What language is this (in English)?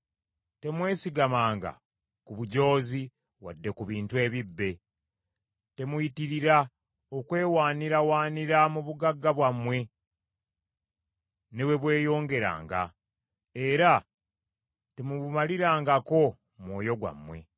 Ganda